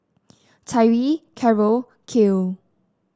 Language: English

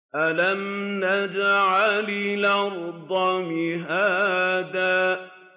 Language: Arabic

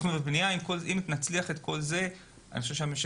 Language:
Hebrew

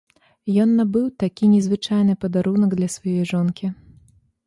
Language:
Belarusian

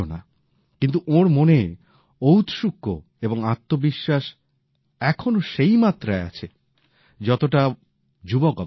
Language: Bangla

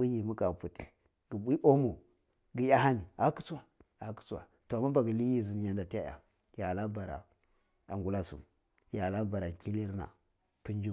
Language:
Cibak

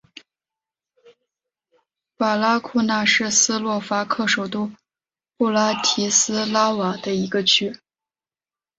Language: Chinese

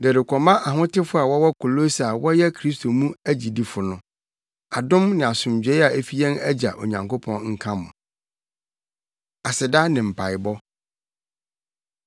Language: Akan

